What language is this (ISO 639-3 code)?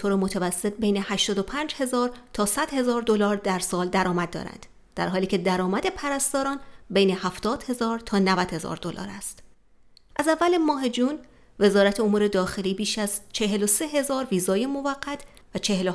fas